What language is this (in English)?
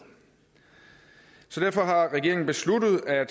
Danish